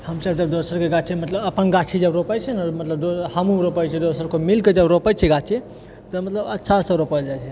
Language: Maithili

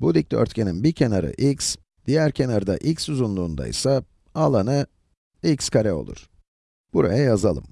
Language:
Turkish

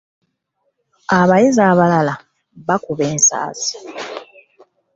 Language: Ganda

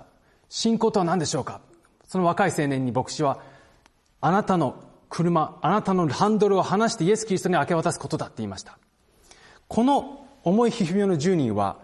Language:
Japanese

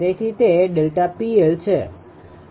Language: Gujarati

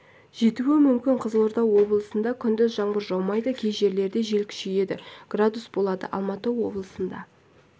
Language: Kazakh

